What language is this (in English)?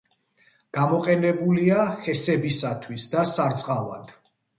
Georgian